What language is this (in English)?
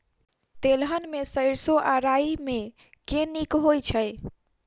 Maithili